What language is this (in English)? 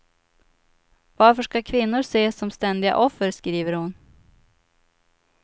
Swedish